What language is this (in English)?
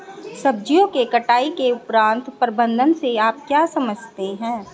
Hindi